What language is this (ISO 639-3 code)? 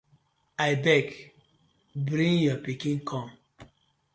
pcm